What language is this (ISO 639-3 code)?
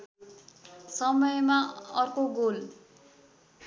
nep